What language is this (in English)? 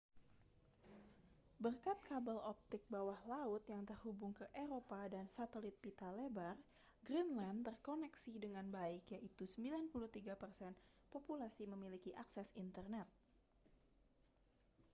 Indonesian